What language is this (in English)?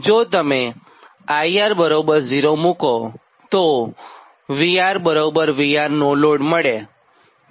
Gujarati